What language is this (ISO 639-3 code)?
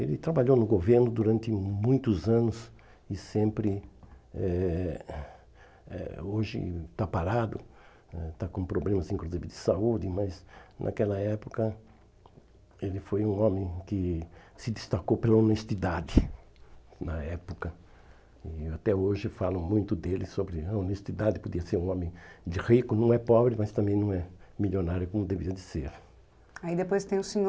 por